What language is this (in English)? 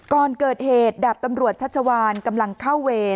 Thai